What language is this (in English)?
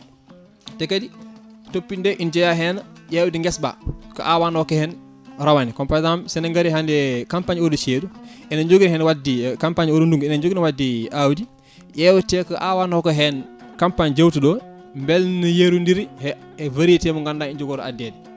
Fula